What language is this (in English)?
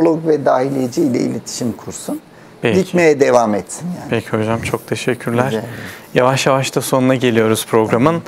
Turkish